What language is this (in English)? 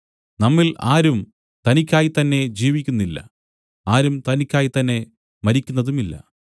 Malayalam